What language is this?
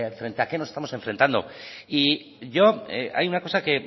Spanish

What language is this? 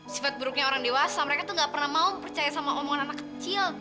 Indonesian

